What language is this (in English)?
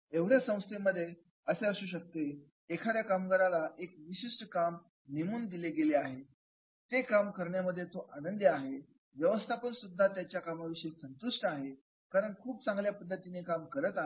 Marathi